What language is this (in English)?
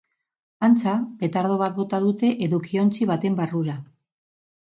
Basque